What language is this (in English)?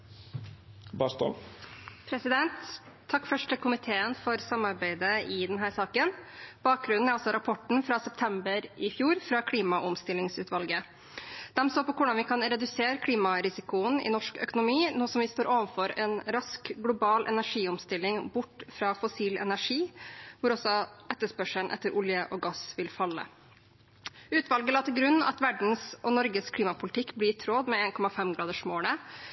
Norwegian